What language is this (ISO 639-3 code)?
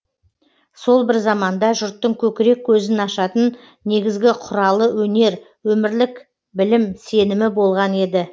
kaz